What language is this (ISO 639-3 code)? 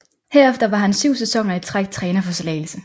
dan